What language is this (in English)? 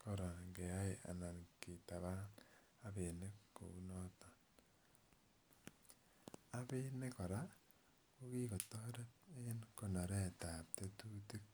Kalenjin